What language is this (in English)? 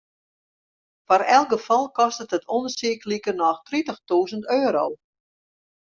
Western Frisian